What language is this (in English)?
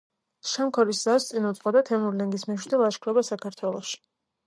Georgian